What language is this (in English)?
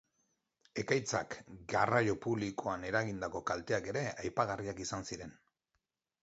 Basque